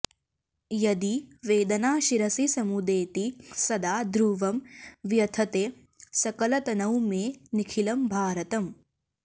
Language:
Sanskrit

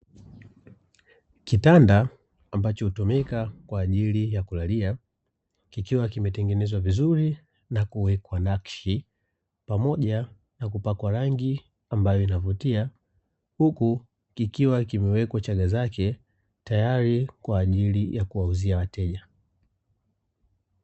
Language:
Swahili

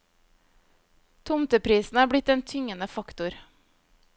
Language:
Norwegian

